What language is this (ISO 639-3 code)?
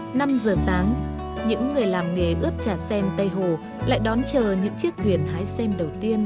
vie